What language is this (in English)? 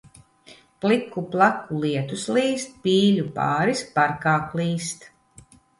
Latvian